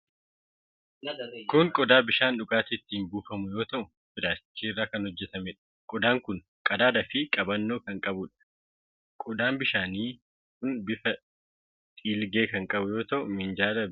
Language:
Oromo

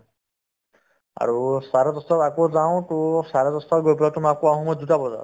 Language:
Assamese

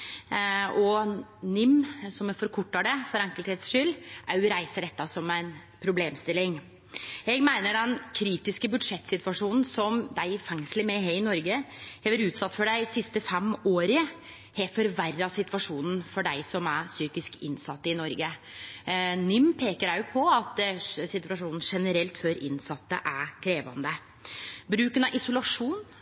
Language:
Norwegian Nynorsk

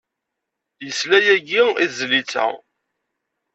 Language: Kabyle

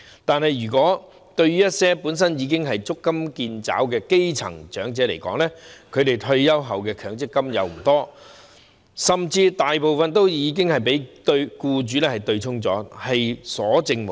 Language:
Cantonese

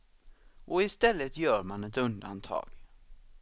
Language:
Swedish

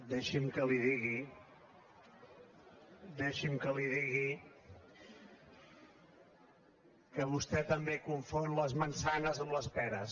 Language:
Catalan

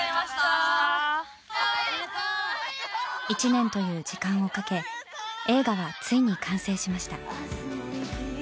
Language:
Japanese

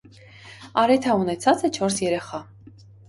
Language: Armenian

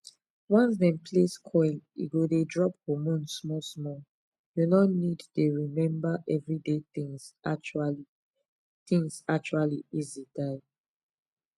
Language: Nigerian Pidgin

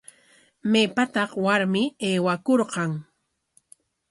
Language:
Corongo Ancash Quechua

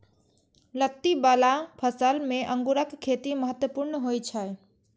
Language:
Maithili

